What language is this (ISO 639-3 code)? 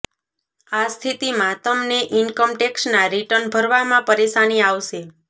guj